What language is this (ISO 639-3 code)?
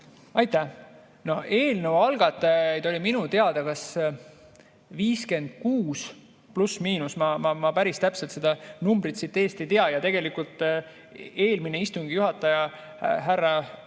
est